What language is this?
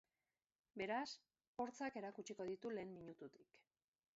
Basque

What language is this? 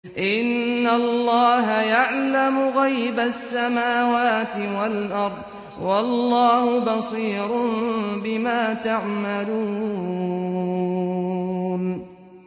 Arabic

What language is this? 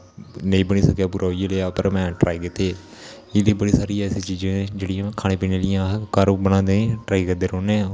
Dogri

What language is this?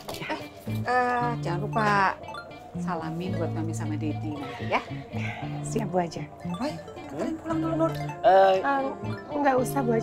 Indonesian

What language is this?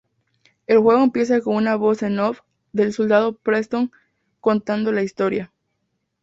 Spanish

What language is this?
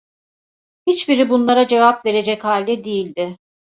Turkish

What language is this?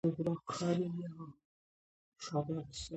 Georgian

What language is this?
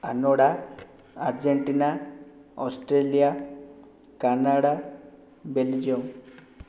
Odia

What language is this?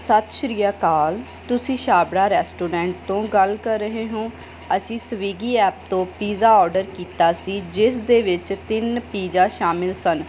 Punjabi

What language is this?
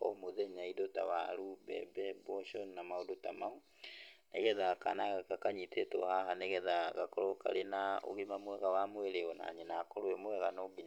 Kikuyu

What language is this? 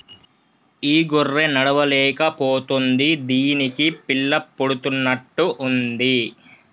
Telugu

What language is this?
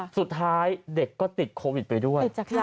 Thai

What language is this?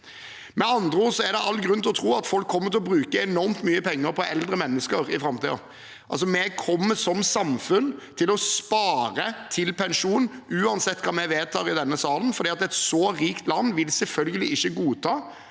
Norwegian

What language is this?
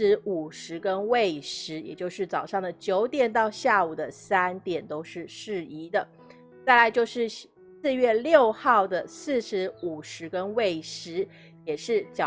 Chinese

